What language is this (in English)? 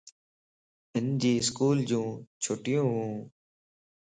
Lasi